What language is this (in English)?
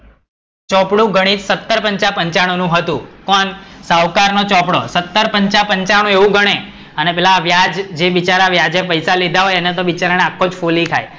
Gujarati